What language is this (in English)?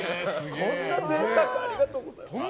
Japanese